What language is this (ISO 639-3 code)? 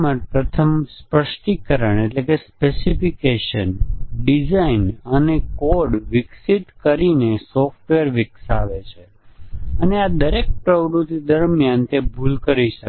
guj